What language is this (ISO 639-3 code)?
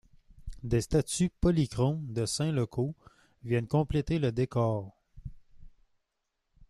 fra